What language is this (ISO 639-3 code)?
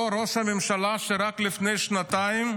heb